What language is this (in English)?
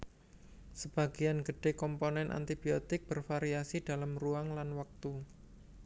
Javanese